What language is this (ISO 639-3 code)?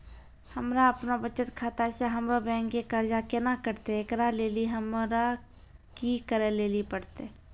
mai